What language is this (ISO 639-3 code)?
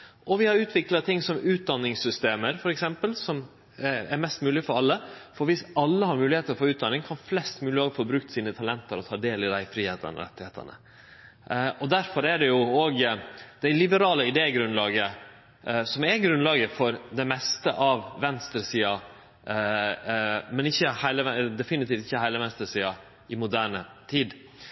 nno